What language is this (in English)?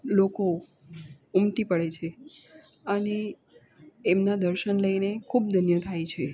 Gujarati